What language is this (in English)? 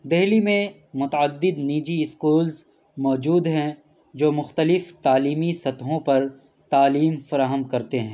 Urdu